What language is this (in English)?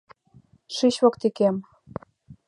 Mari